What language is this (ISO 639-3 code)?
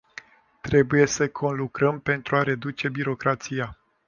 ron